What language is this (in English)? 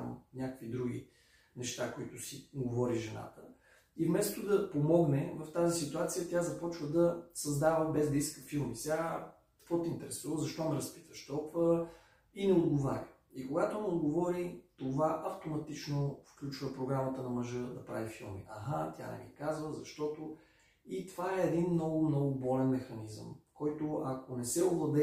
Bulgarian